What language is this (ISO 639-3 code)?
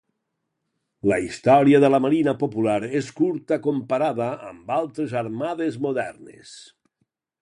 cat